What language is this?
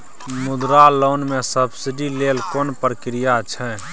Maithili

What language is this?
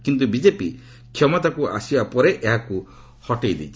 Odia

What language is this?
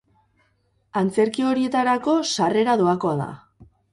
Basque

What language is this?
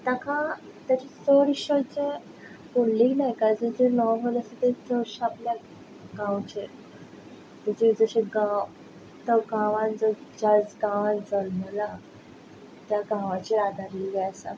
Konkani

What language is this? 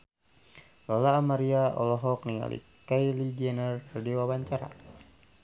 Sundanese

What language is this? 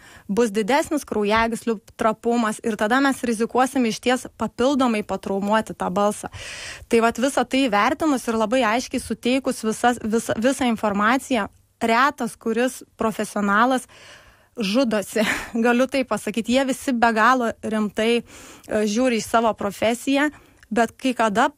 Lithuanian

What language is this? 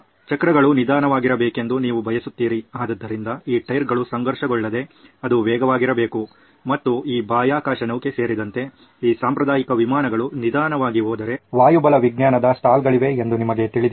Kannada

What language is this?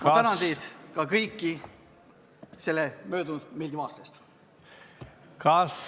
Estonian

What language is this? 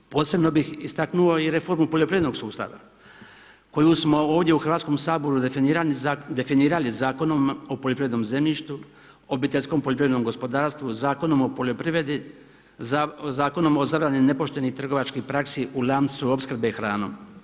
Croatian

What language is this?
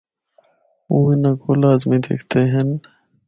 Northern Hindko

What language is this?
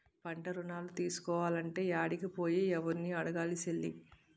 Telugu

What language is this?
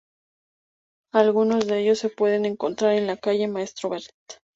Spanish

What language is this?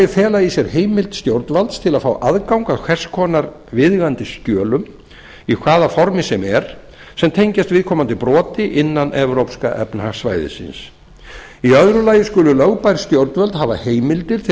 Icelandic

